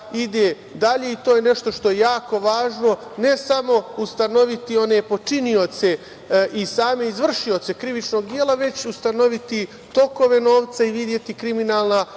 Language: Serbian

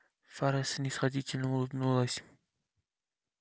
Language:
Russian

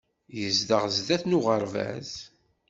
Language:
Kabyle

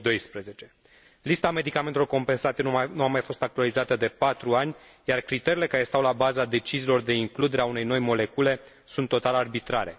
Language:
Romanian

